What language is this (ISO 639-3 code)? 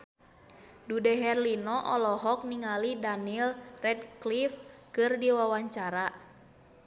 sun